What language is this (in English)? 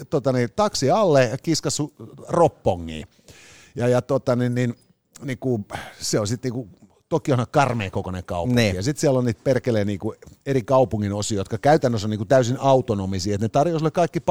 Finnish